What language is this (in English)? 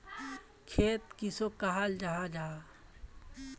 Magahi